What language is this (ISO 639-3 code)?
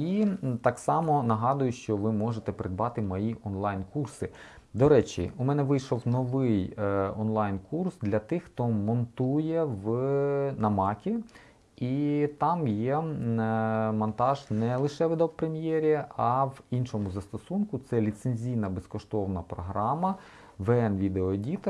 ukr